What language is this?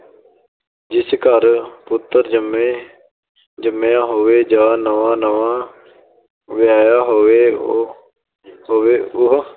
Punjabi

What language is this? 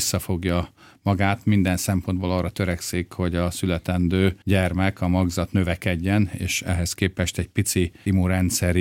Hungarian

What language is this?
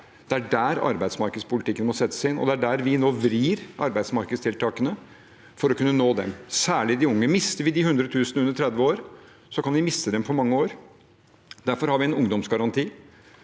Norwegian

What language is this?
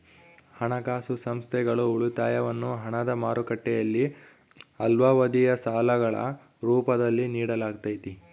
Kannada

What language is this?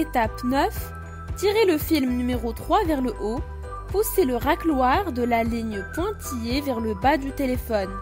French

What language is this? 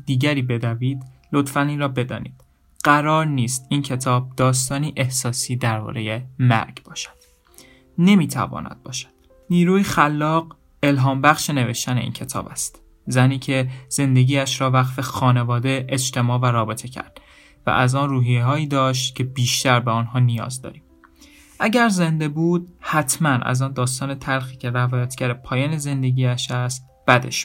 Persian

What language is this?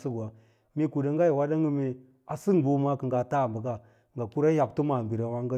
Lala-Roba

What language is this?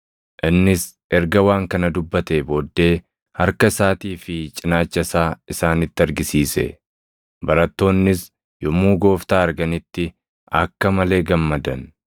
Oromo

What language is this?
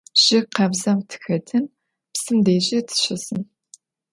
Adyghe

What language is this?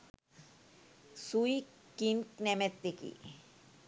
Sinhala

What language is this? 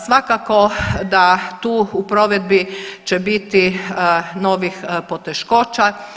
Croatian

